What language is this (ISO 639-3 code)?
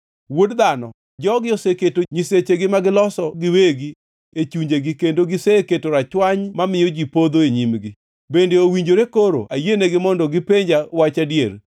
luo